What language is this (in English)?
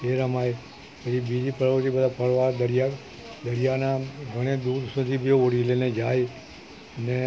Gujarati